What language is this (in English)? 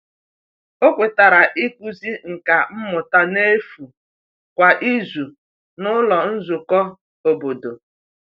Igbo